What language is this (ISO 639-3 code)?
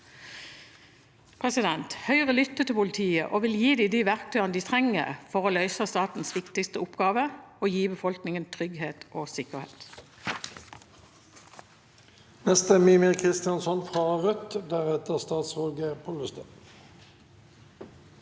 nor